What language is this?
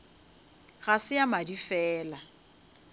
Northern Sotho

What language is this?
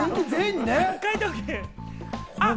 Japanese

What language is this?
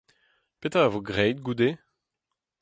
Breton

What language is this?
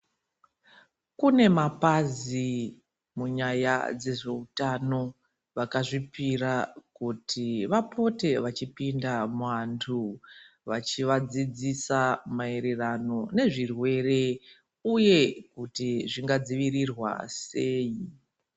Ndau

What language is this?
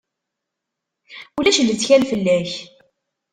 Kabyle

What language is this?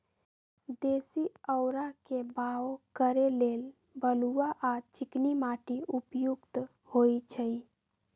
Magahi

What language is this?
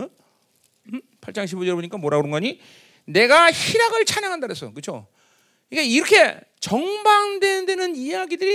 Korean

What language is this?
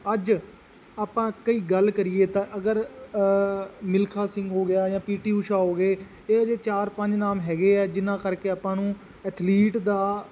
Punjabi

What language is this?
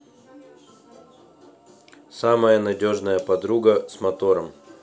Russian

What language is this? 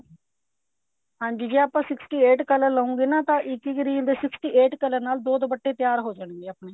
Punjabi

